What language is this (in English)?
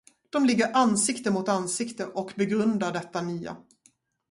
Swedish